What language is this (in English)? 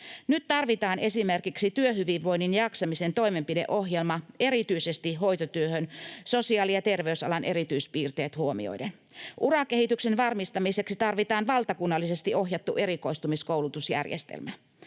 Finnish